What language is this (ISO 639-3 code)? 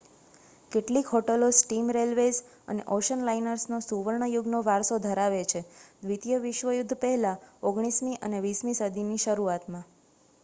guj